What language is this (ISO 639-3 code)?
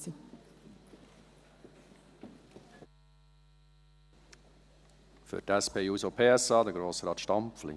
gsw